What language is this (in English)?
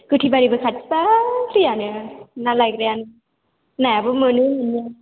Bodo